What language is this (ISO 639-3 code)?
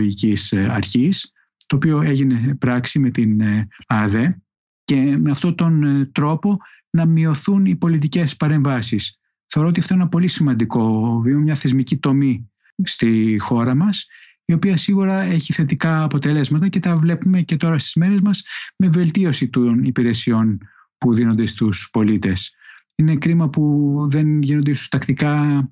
ell